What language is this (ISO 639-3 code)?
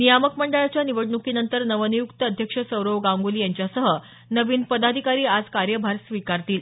mar